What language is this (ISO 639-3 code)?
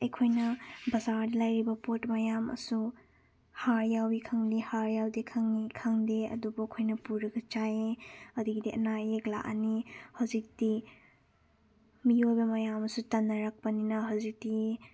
mni